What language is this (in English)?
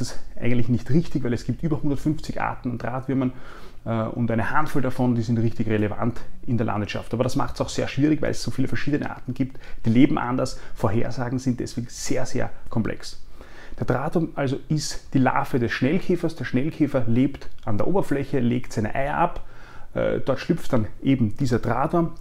German